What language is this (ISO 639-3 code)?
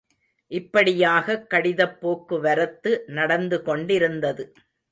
tam